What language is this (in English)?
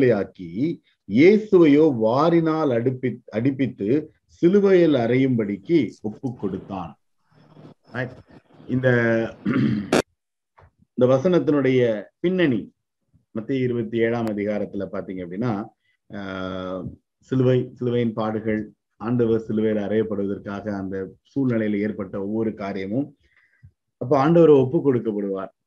Tamil